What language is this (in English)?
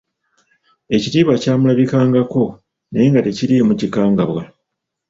Ganda